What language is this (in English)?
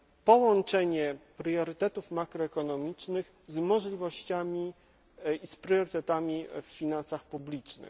Polish